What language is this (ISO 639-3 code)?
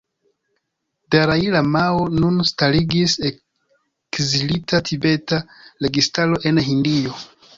epo